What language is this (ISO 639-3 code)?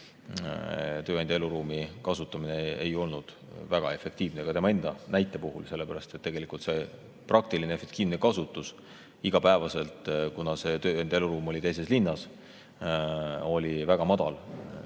est